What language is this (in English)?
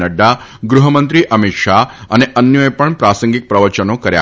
Gujarati